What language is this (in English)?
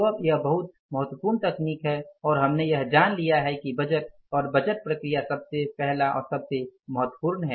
Hindi